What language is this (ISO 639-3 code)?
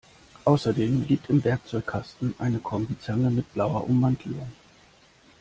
deu